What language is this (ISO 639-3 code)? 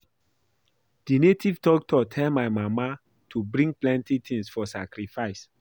pcm